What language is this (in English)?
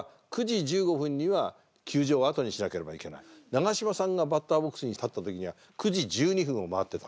Japanese